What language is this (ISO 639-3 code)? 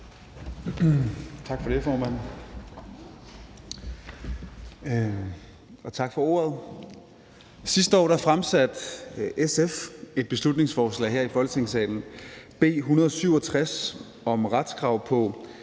dan